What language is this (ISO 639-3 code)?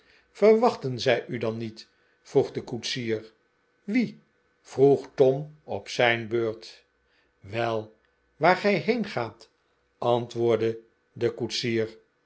nld